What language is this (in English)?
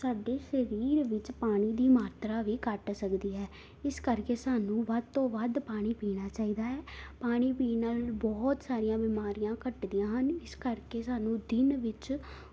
Punjabi